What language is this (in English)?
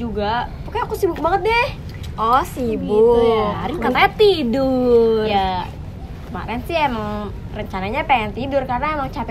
Indonesian